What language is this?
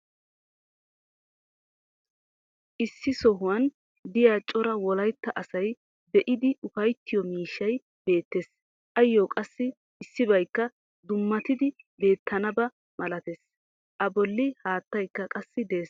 Wolaytta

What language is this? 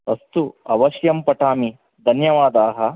Sanskrit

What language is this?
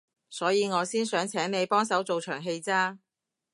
Cantonese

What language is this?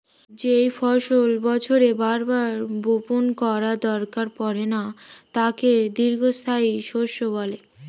Bangla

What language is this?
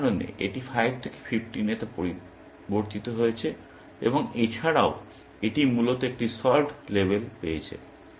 Bangla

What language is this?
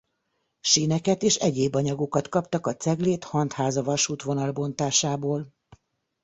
Hungarian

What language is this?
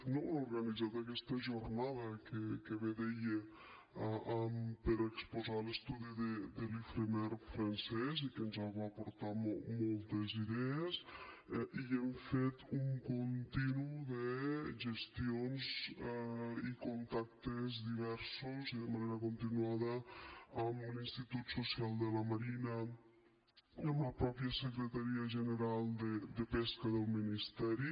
Catalan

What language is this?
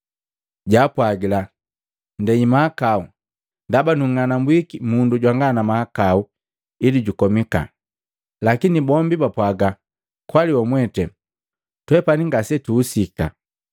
Matengo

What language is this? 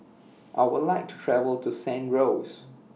English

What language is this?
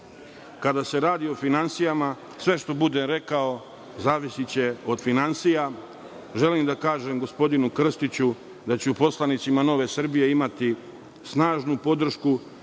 Serbian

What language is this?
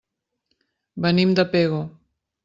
Catalan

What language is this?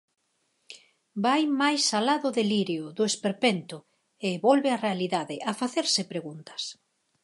Galician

